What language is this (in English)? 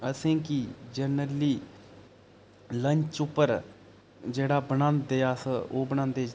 Dogri